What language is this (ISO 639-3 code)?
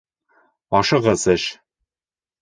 bak